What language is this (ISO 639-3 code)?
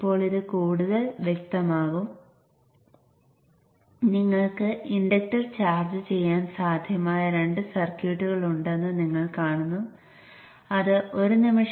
mal